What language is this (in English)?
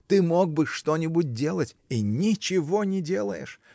Russian